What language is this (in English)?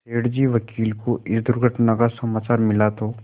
Hindi